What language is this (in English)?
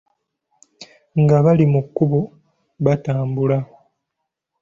Ganda